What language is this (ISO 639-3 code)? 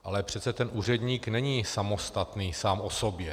ces